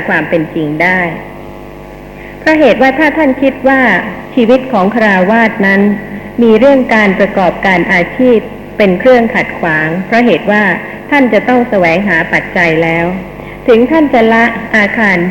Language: Thai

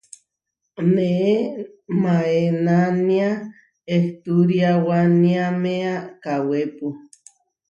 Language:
Huarijio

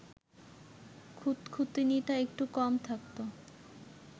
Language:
Bangla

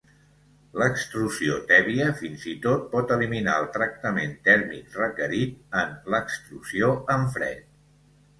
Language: Catalan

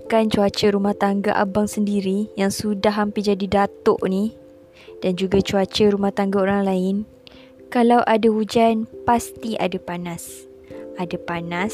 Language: Malay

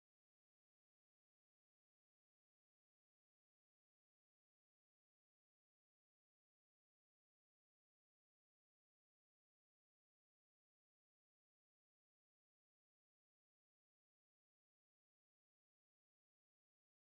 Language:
Indonesian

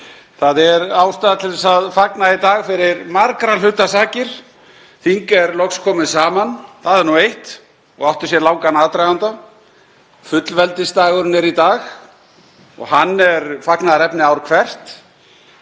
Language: Icelandic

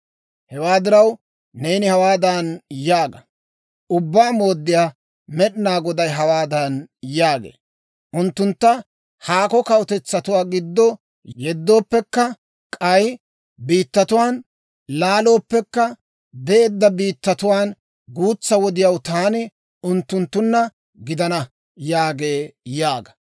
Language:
Dawro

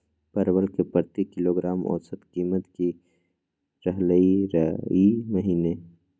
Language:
Magahi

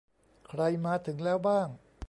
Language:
Thai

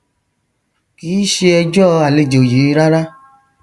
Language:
Yoruba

